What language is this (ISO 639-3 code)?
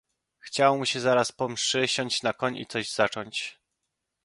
pol